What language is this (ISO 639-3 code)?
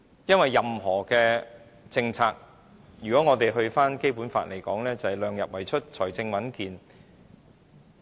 yue